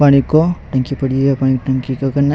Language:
Rajasthani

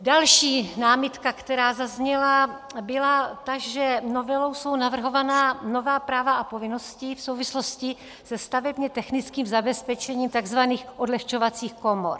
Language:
Czech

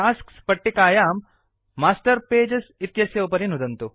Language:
Sanskrit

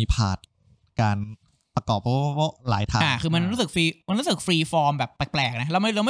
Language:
Thai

